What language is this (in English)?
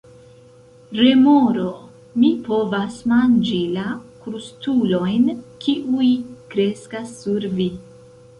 Esperanto